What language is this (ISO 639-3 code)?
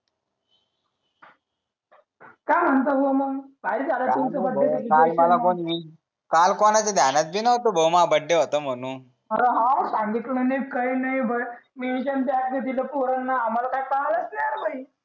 mar